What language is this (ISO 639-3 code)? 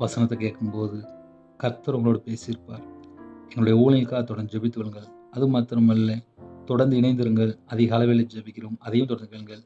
tam